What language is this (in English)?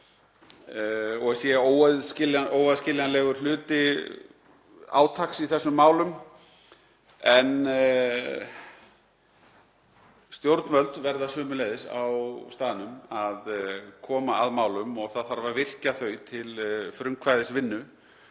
Icelandic